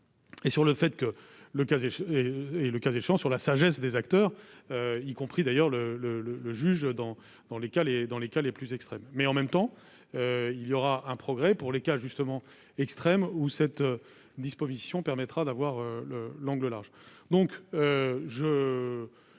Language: French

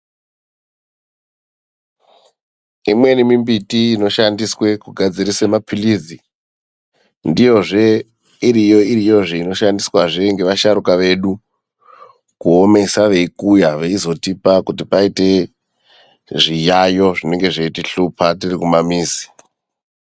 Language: Ndau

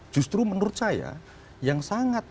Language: Indonesian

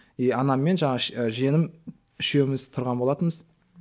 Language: Kazakh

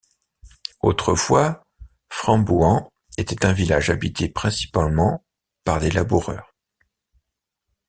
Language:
French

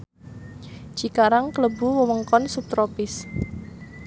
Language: Javanese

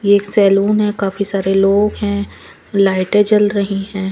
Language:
Hindi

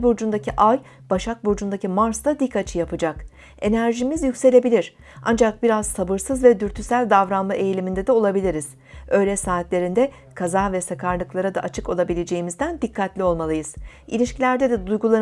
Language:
Turkish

